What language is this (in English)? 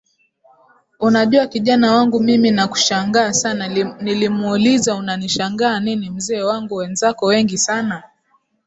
Swahili